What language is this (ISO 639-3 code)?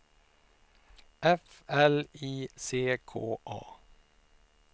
swe